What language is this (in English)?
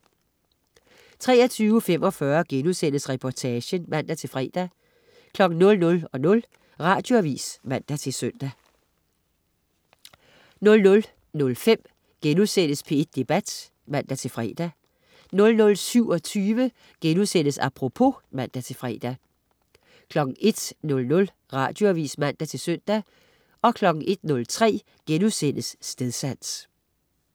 Danish